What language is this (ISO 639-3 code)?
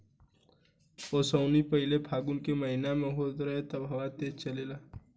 bho